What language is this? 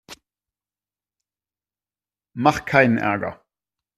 German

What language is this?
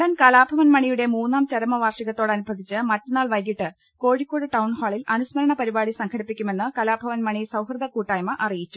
Malayalam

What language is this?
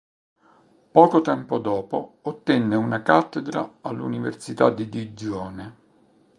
Italian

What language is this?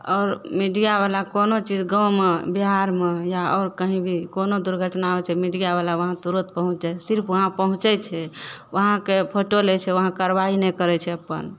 Maithili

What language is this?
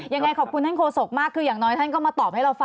Thai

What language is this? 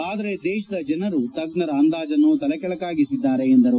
Kannada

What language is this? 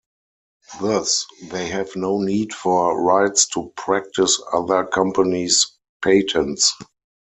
English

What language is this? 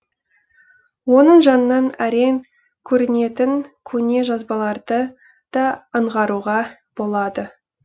Kazakh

